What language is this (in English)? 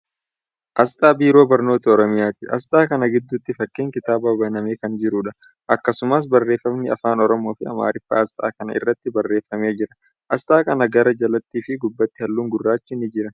Oromo